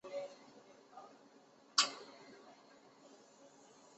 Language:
Chinese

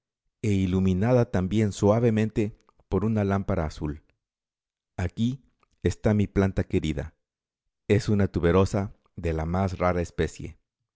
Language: Spanish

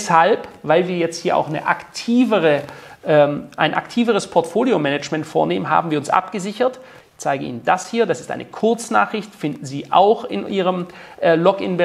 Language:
German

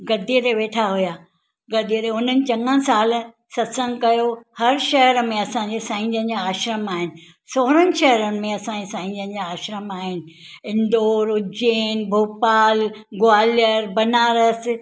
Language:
Sindhi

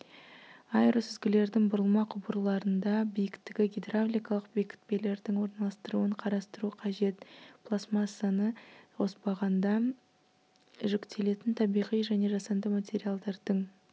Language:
Kazakh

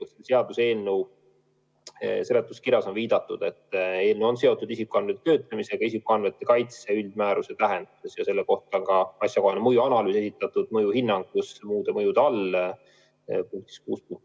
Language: Estonian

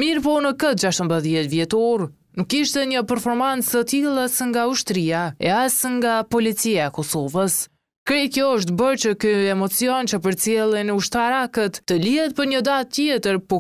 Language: Romanian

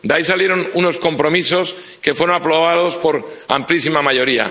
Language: Spanish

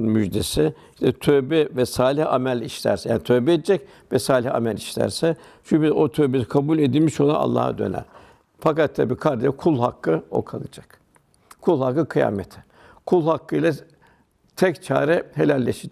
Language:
Turkish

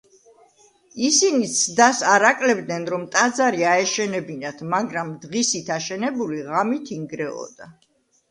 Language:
Georgian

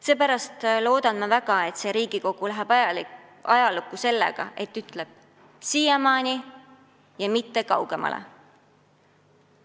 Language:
Estonian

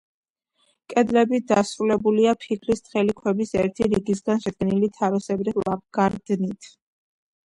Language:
Georgian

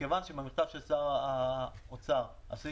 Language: Hebrew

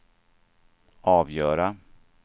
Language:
Swedish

